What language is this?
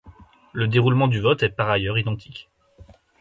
French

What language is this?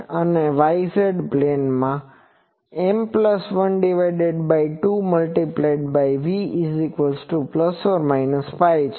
Gujarati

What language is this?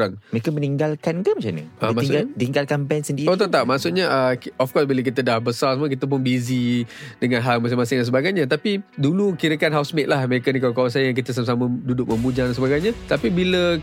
Malay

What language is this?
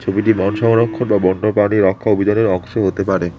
Bangla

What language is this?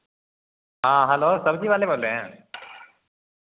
Maithili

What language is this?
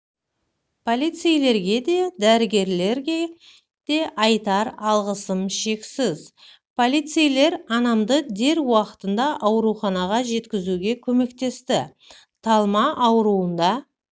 Kazakh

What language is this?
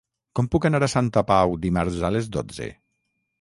Catalan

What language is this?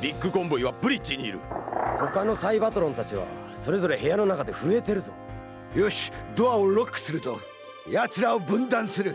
Japanese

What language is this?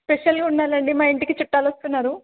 Telugu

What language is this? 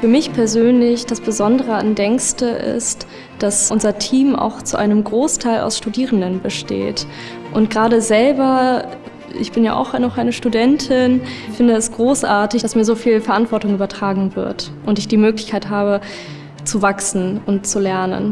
German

